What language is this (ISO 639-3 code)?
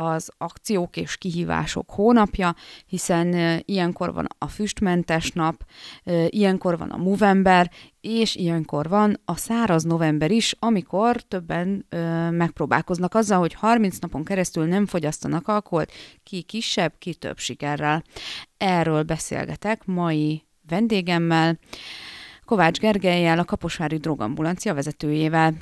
hun